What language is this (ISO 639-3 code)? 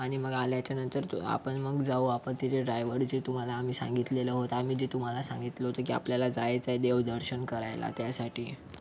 mar